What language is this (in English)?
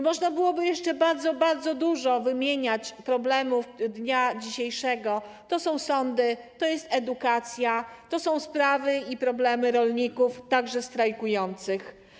Polish